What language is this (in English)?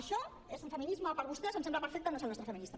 Catalan